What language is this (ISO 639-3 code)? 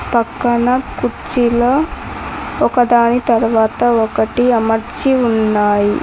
tel